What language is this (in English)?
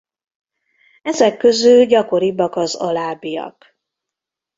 Hungarian